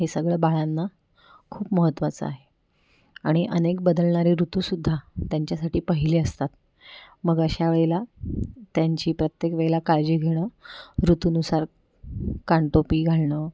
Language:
Marathi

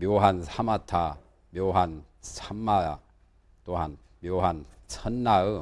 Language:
Korean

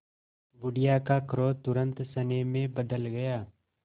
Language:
Hindi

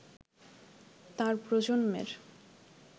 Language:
Bangla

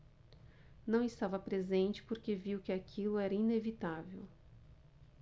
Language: Portuguese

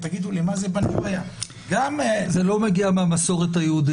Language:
Hebrew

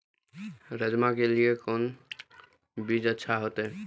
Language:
Maithili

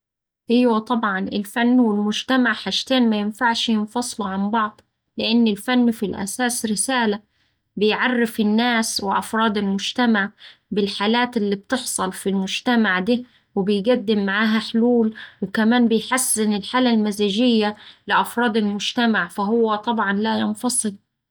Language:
Saidi Arabic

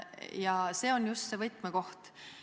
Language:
Estonian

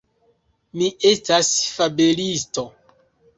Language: Esperanto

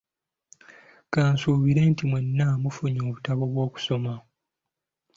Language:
Ganda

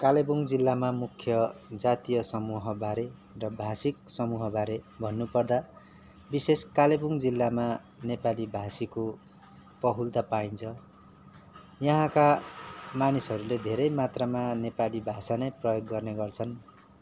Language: Nepali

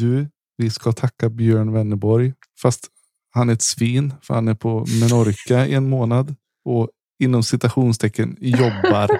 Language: Swedish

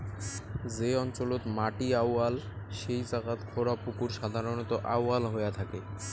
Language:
Bangla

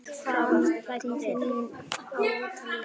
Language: Icelandic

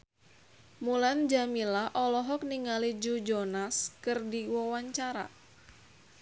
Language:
Sundanese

